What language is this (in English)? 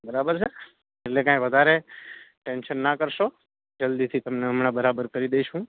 Gujarati